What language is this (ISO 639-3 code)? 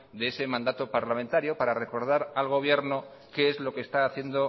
spa